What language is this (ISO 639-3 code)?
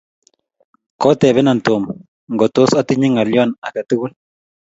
kln